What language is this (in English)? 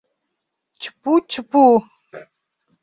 Mari